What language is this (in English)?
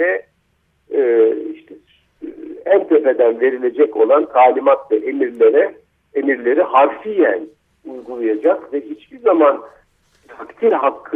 Turkish